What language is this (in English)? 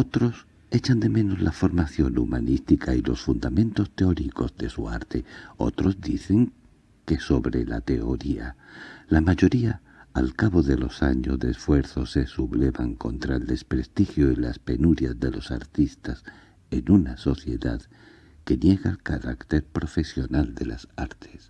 Spanish